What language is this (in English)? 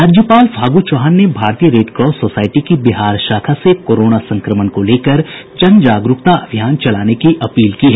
Hindi